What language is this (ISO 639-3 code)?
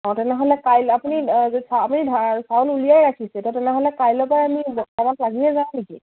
asm